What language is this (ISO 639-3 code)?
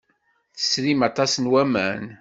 kab